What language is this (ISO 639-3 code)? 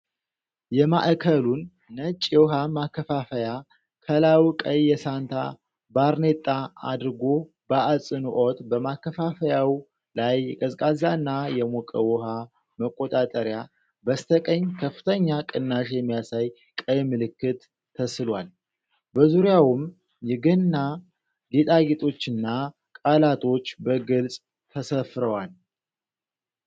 amh